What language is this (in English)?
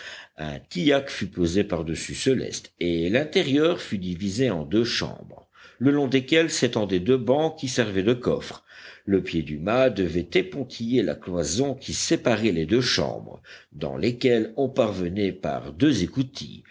French